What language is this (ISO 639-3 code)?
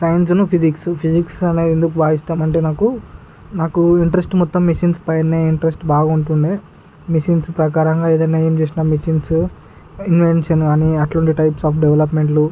tel